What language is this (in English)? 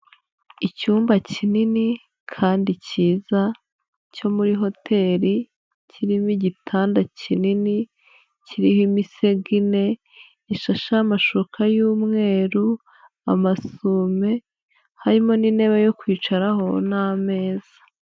Kinyarwanda